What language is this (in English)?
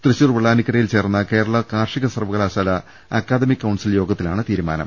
Malayalam